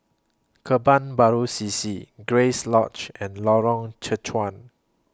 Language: English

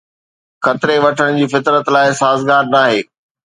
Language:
Sindhi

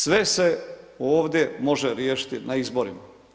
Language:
Croatian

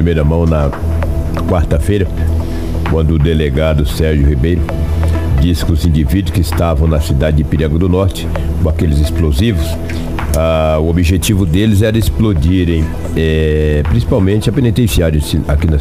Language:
Portuguese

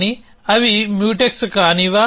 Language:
Telugu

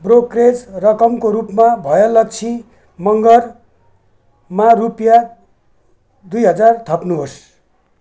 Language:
Nepali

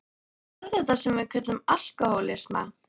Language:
Icelandic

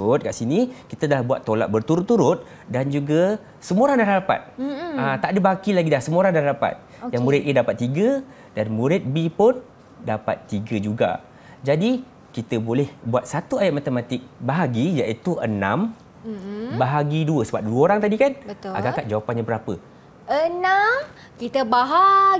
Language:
Malay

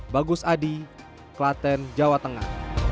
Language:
Indonesian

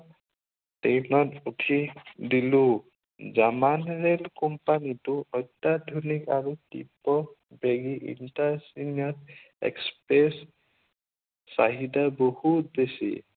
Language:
Assamese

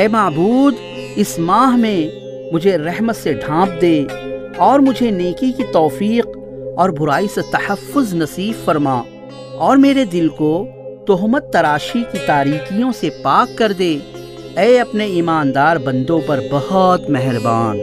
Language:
Urdu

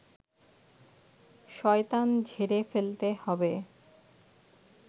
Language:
Bangla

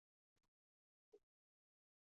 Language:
Chinese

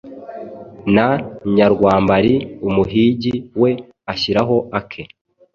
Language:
Kinyarwanda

